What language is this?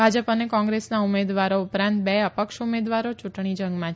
Gujarati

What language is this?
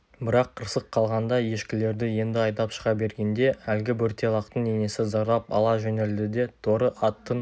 Kazakh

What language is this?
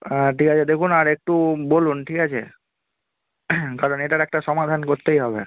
Bangla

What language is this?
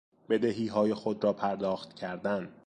Persian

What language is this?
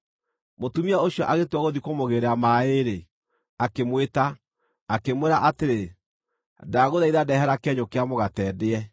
Kikuyu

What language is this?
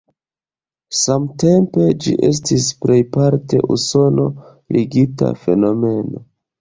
Esperanto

